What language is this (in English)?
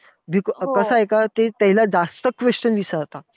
Marathi